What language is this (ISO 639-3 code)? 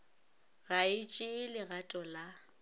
nso